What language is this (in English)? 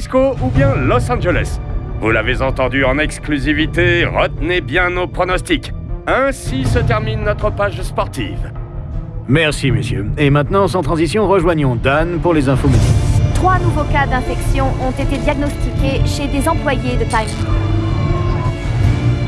French